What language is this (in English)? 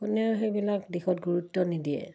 Assamese